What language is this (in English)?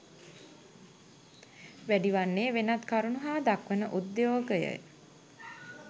Sinhala